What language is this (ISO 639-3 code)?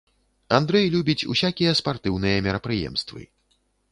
bel